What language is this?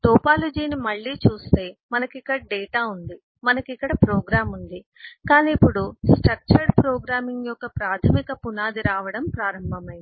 Telugu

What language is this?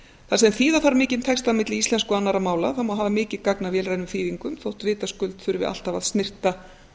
Icelandic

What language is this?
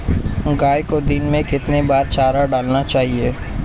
Hindi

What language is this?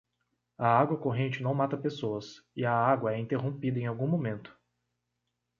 Portuguese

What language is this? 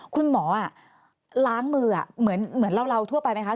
Thai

